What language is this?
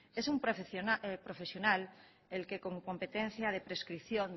Spanish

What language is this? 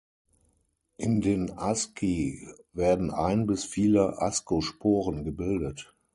German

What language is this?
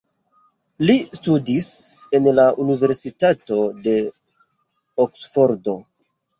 Esperanto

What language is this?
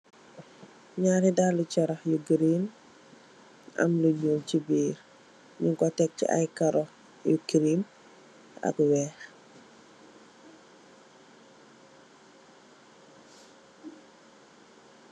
Wolof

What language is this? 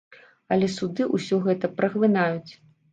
Belarusian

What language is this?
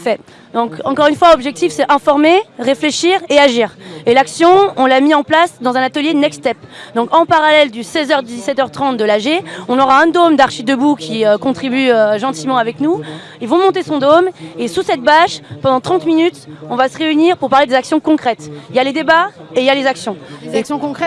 French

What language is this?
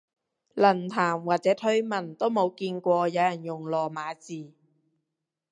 Cantonese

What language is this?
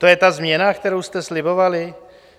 Czech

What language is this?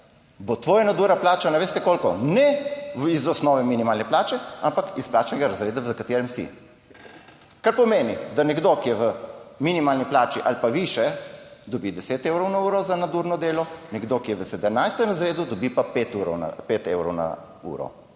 Slovenian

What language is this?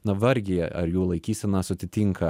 Lithuanian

